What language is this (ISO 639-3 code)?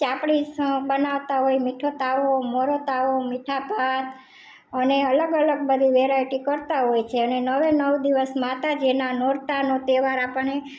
guj